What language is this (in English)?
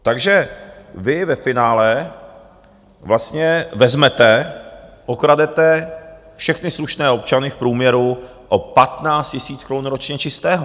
Czech